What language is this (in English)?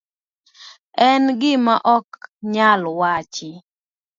Luo (Kenya and Tanzania)